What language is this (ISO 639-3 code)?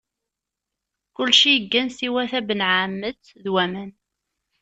kab